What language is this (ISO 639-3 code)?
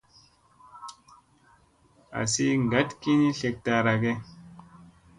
mse